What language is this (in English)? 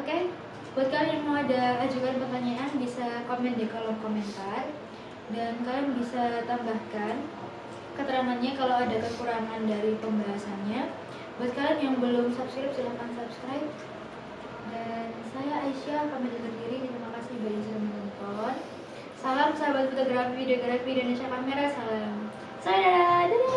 Indonesian